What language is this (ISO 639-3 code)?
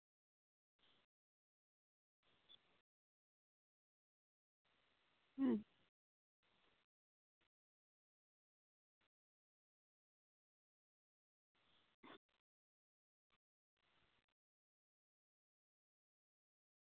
sat